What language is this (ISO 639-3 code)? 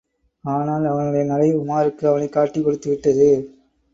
tam